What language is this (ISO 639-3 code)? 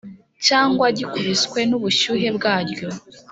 kin